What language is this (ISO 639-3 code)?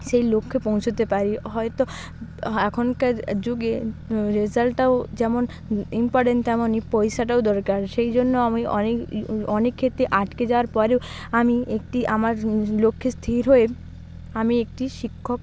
ben